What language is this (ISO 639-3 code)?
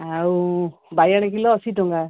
ori